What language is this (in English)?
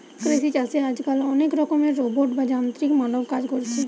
Bangla